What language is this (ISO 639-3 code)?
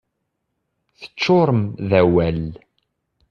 kab